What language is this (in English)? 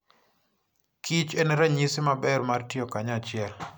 Luo (Kenya and Tanzania)